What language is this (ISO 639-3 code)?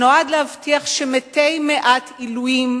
heb